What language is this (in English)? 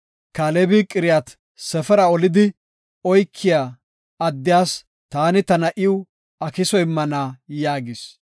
Gofa